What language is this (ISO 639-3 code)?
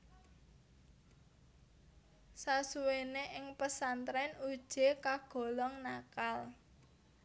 jav